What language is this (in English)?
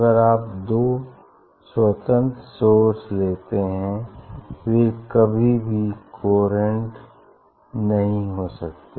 Hindi